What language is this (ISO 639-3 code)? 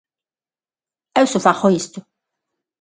glg